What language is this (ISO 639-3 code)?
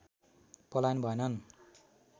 nep